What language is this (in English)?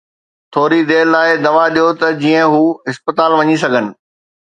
Sindhi